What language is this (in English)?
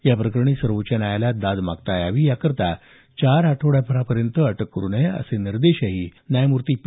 Marathi